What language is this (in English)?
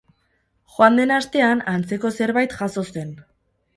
Basque